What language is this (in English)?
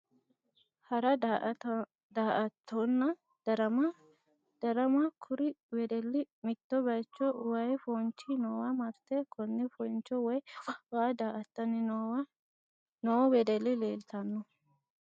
Sidamo